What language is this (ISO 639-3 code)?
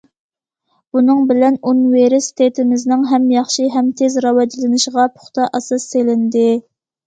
uig